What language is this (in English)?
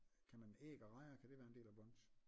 Danish